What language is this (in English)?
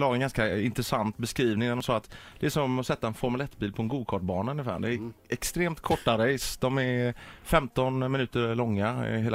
Swedish